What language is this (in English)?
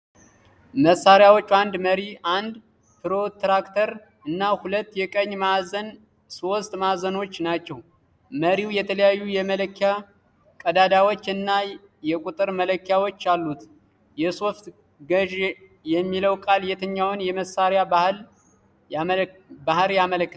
Amharic